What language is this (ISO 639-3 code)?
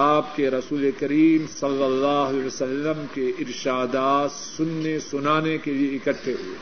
urd